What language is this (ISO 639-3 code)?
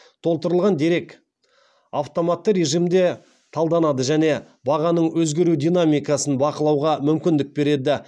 kaz